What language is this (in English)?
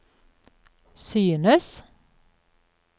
Norwegian